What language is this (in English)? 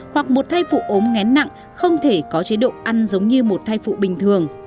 Vietnamese